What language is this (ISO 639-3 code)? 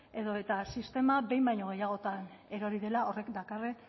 eus